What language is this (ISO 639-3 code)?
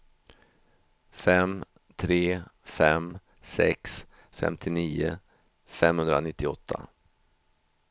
swe